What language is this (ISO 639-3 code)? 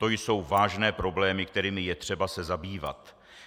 ces